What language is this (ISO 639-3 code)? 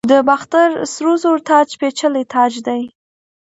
pus